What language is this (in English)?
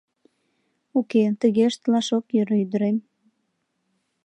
Mari